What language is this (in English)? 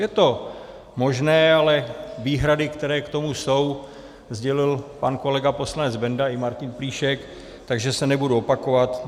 Czech